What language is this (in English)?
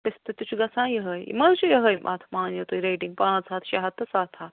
Kashmiri